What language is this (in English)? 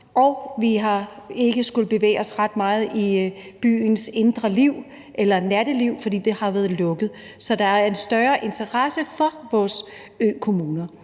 Danish